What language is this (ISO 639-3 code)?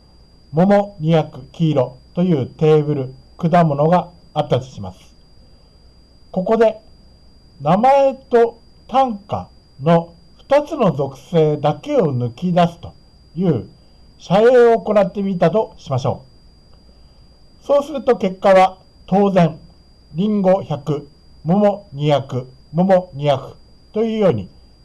jpn